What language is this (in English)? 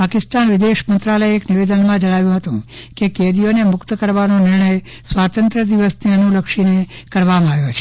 Gujarati